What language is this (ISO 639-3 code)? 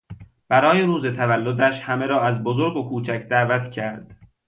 fas